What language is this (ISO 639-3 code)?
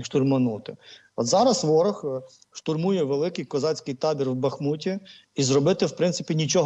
ukr